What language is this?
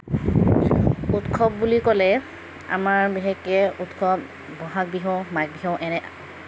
Assamese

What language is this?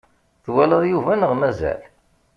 Kabyle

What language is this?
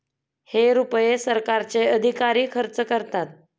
Marathi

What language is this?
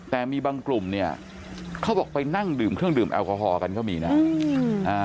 Thai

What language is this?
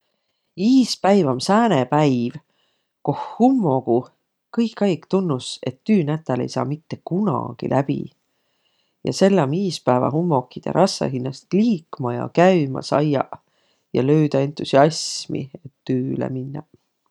Võro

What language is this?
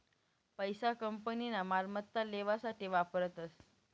Marathi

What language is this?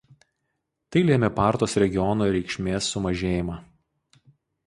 Lithuanian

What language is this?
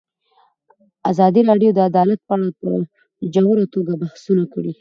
Pashto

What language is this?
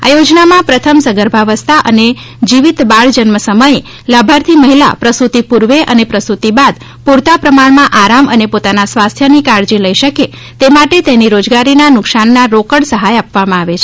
Gujarati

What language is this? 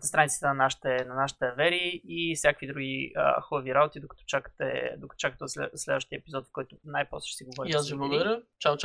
Bulgarian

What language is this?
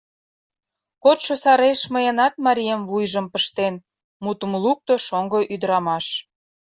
Mari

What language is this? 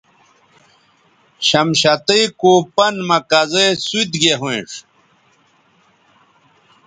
Bateri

